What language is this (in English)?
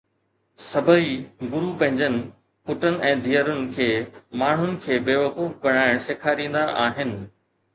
Sindhi